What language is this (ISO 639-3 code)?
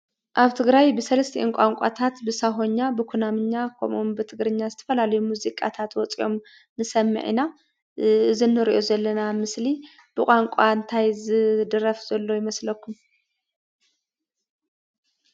tir